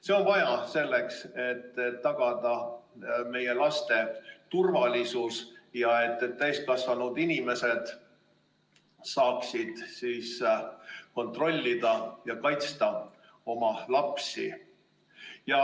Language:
Estonian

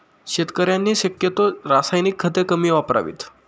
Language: Marathi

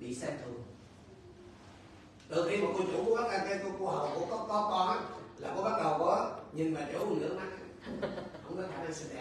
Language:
Vietnamese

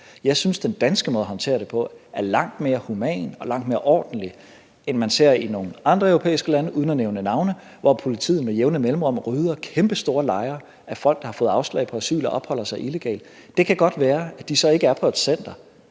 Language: Danish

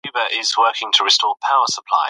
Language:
Pashto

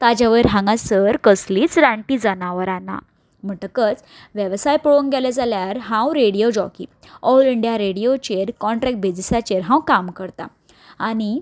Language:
Konkani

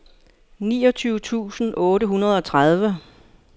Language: Danish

